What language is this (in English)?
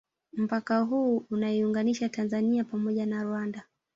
Swahili